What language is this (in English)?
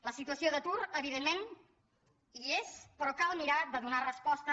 Catalan